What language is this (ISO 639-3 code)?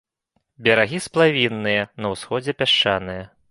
bel